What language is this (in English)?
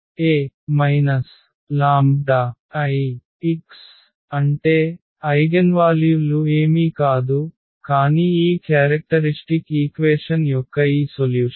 Telugu